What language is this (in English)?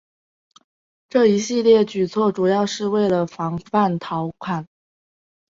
Chinese